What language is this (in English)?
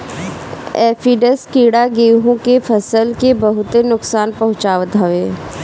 Bhojpuri